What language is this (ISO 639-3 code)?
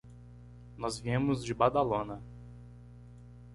por